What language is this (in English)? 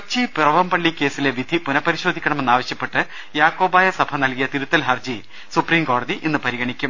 Malayalam